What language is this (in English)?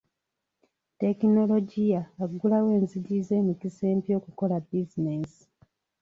Ganda